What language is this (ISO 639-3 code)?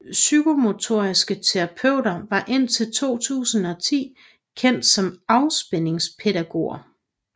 dan